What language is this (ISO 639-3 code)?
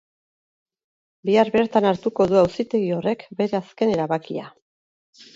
eus